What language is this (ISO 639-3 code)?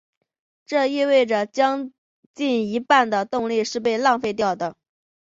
zho